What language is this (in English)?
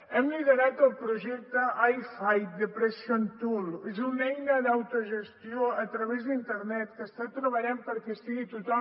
Catalan